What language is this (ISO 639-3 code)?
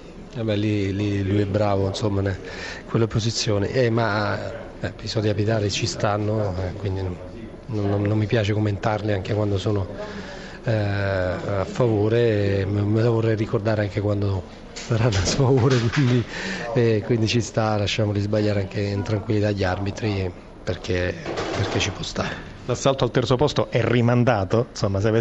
ita